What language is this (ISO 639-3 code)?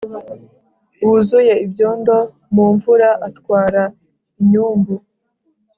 kin